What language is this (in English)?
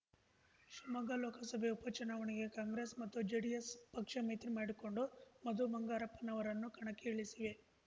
Kannada